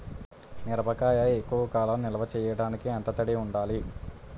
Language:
Telugu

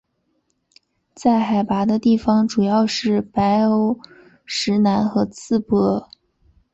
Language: Chinese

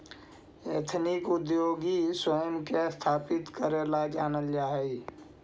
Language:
Magahi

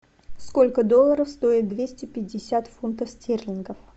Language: Russian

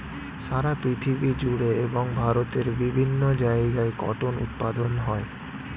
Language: Bangla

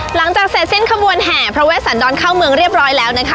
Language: Thai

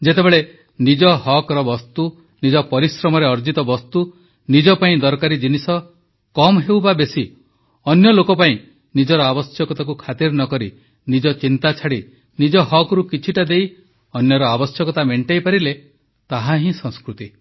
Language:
Odia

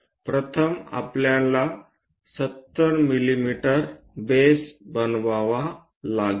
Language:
Marathi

